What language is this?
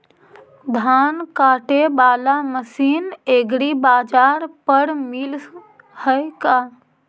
Magahi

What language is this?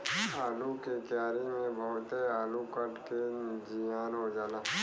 Bhojpuri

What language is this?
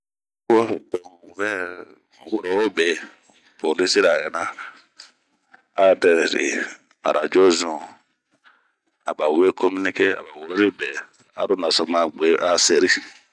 Bomu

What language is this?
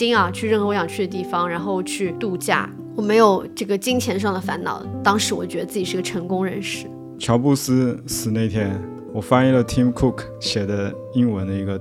Chinese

